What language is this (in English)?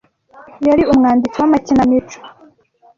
Kinyarwanda